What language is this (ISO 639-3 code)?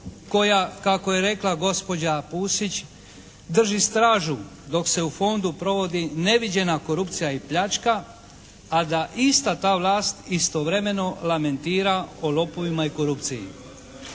hrv